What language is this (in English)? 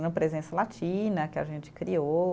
Portuguese